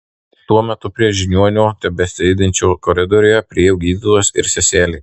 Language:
Lithuanian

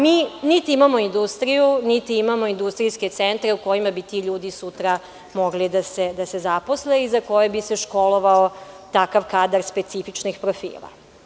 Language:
Serbian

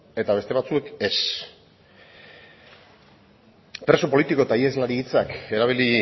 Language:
Basque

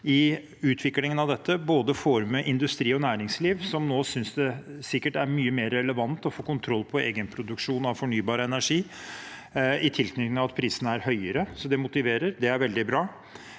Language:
Norwegian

